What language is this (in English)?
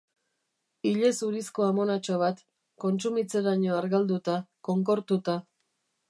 Basque